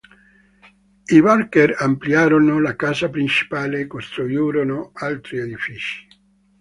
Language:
Italian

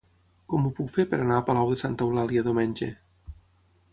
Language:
Catalan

